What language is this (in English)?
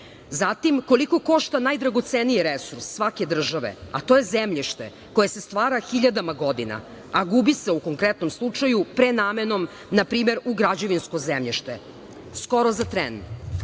Serbian